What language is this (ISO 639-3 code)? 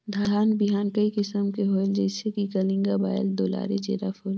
hne